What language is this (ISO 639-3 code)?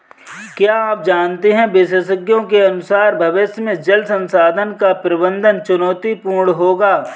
hin